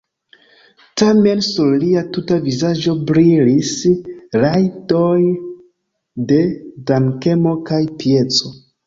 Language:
Esperanto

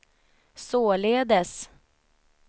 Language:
Swedish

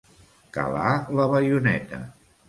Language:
Catalan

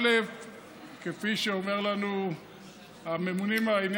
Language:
Hebrew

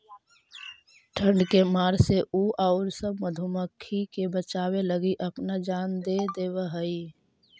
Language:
Magahi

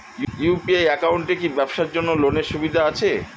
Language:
Bangla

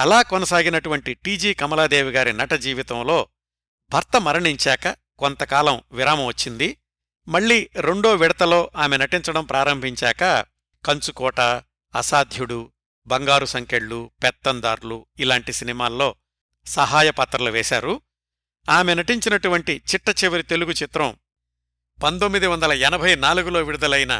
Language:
Telugu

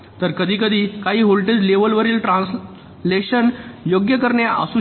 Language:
Marathi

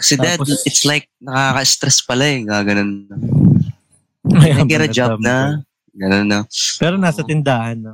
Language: Filipino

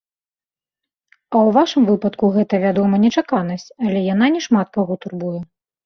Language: Belarusian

